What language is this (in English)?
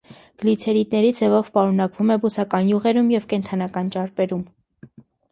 Armenian